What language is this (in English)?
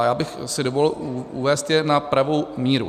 Czech